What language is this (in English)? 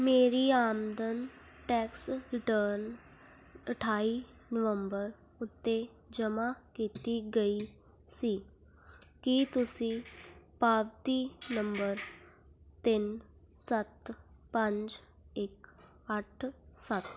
Punjabi